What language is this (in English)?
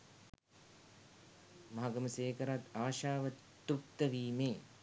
Sinhala